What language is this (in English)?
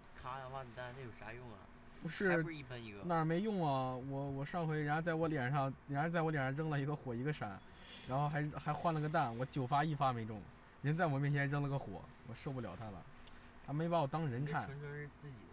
Chinese